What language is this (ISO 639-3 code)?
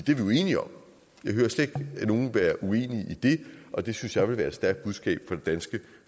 dan